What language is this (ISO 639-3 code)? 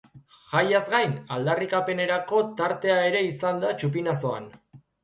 eus